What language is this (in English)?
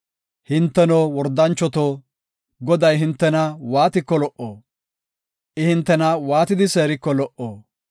Gofa